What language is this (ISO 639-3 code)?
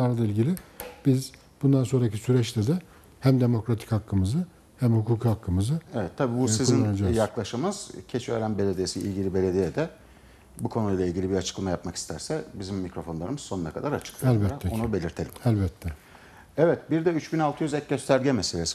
tur